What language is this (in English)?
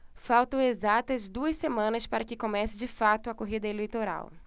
Portuguese